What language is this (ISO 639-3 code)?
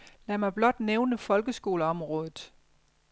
dan